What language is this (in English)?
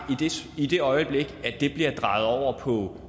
Danish